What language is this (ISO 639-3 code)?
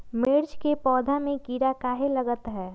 mag